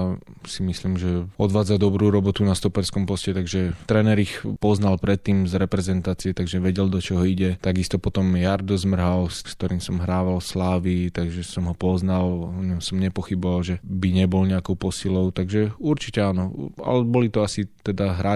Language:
Slovak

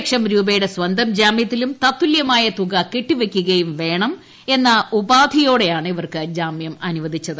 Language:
Malayalam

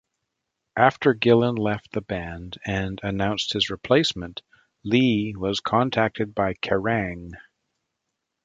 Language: English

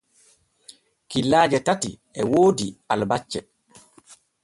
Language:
Borgu Fulfulde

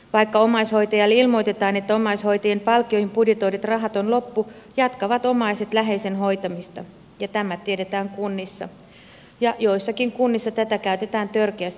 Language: Finnish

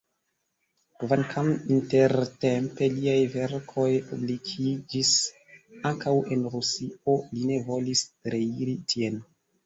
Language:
Esperanto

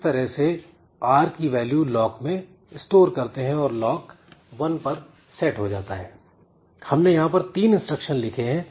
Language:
Hindi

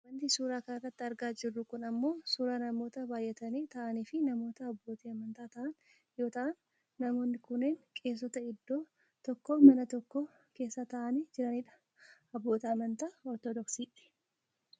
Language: Oromo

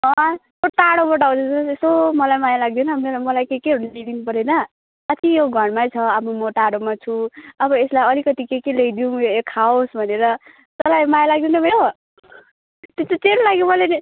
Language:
Nepali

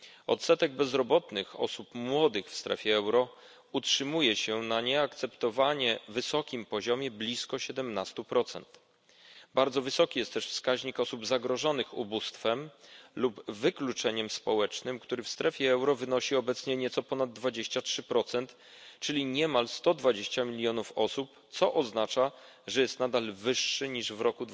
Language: Polish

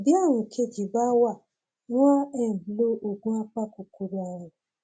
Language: Yoruba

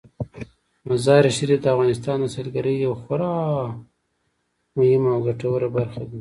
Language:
Pashto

